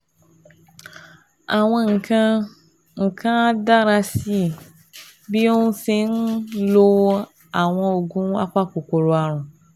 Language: Yoruba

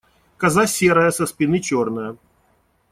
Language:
Russian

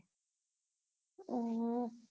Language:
Gujarati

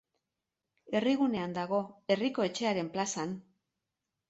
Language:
Basque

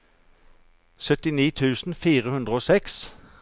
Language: Norwegian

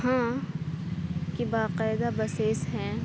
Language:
Urdu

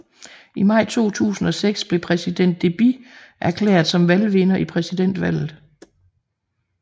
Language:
Danish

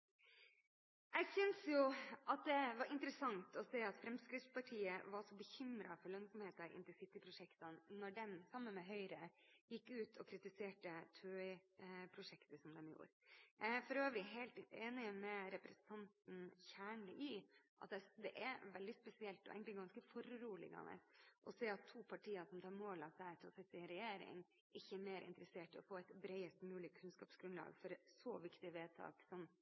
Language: Norwegian Bokmål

